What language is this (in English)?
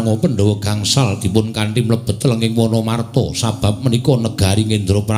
Indonesian